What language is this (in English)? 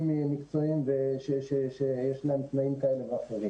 Hebrew